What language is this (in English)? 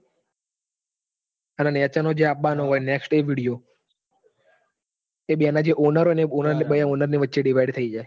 Gujarati